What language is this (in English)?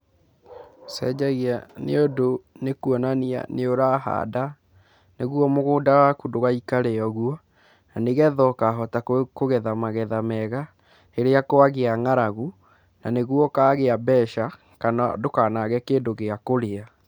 Kikuyu